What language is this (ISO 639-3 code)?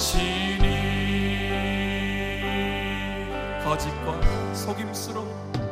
kor